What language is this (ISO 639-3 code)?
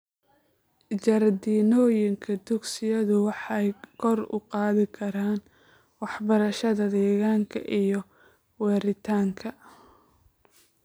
som